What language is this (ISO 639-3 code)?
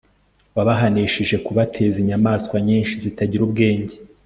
kin